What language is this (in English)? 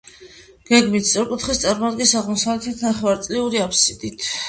Georgian